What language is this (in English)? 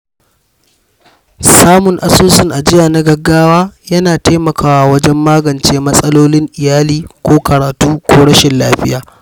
Hausa